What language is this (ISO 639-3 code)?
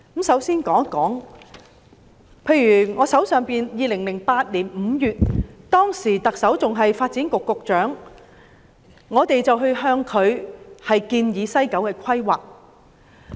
yue